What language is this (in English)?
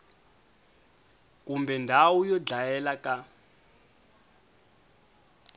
Tsonga